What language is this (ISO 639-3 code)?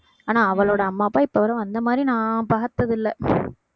tam